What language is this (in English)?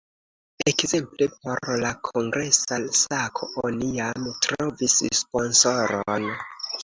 Esperanto